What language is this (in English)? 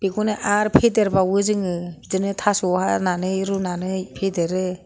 Bodo